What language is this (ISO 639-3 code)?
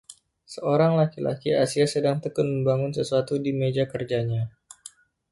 ind